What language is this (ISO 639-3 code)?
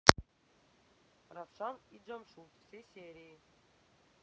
rus